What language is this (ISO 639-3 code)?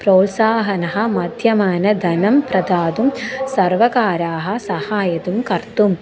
san